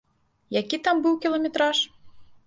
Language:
Belarusian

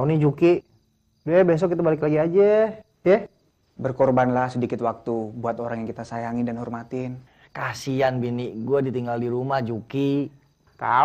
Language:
Indonesian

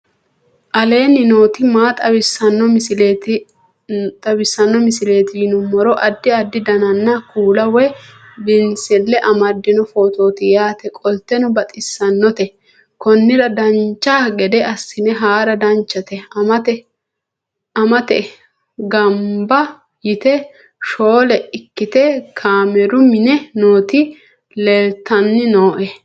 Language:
Sidamo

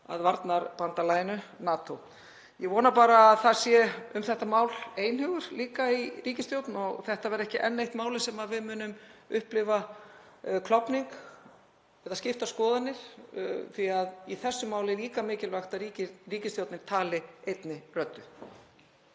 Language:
Icelandic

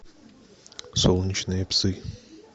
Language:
Russian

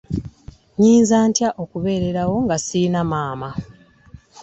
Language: Ganda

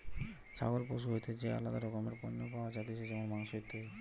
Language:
Bangla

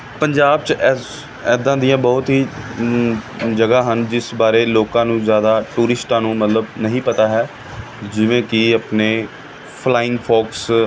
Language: Punjabi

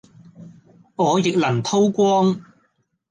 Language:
Cantonese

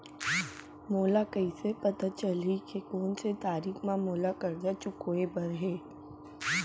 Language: Chhattisgarhi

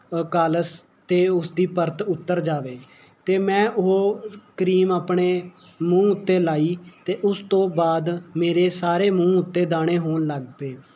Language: Punjabi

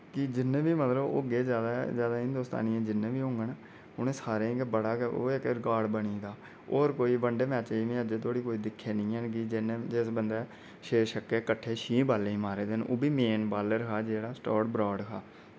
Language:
Dogri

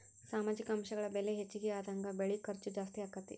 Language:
Kannada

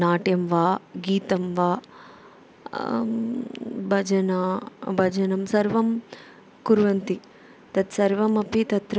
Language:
Sanskrit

